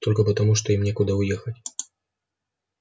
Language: Russian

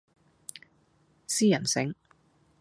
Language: Cantonese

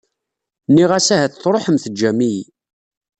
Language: Kabyle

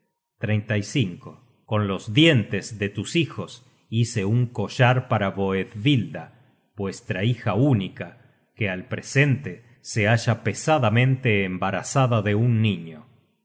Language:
Spanish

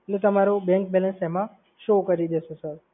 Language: Gujarati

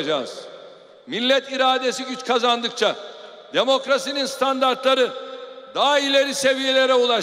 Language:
Turkish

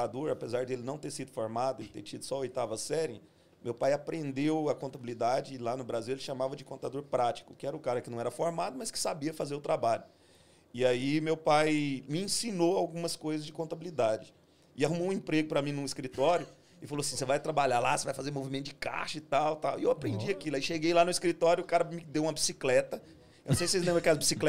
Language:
Portuguese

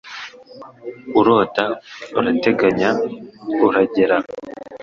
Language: Kinyarwanda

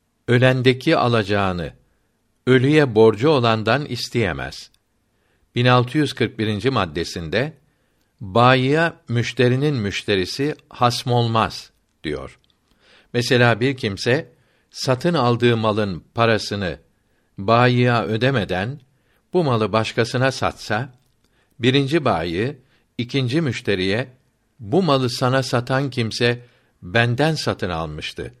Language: Turkish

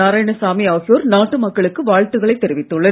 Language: Tamil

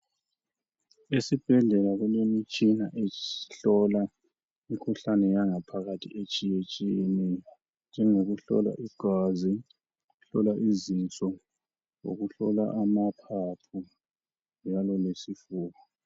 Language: North Ndebele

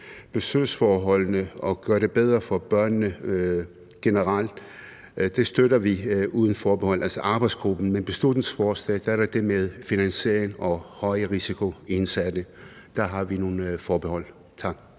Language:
Danish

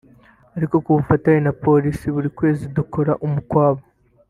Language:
Kinyarwanda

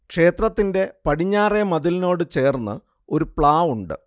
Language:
Malayalam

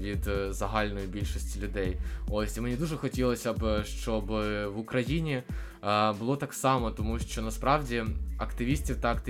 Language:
Ukrainian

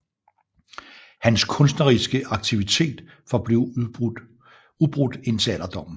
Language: Danish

